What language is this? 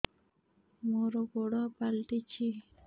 Odia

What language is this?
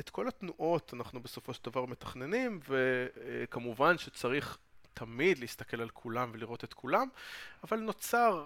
Hebrew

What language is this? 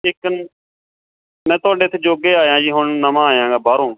Punjabi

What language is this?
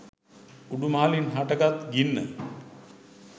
Sinhala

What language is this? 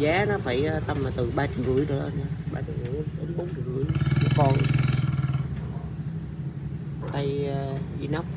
Vietnamese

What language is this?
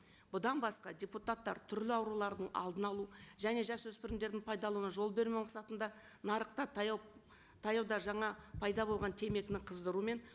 Kazakh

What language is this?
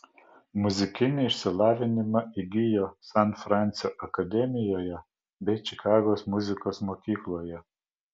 Lithuanian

